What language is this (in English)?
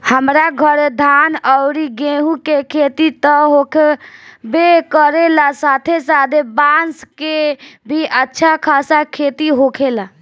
Bhojpuri